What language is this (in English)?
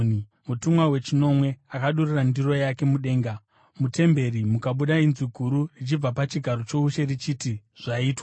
Shona